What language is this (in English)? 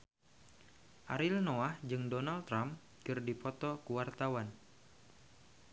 Sundanese